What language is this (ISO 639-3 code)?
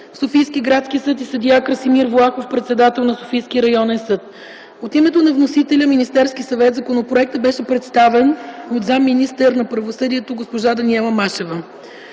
bul